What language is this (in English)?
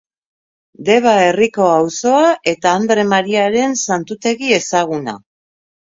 Basque